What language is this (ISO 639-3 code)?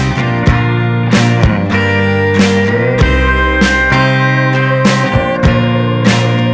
ind